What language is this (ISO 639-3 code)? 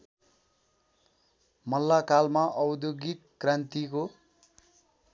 nep